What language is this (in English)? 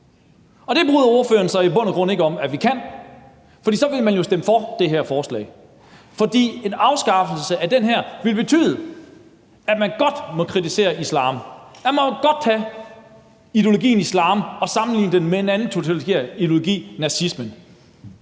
Danish